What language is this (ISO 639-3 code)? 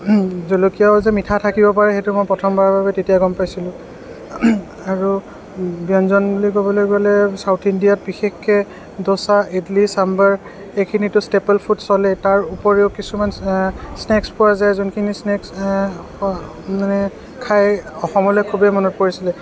asm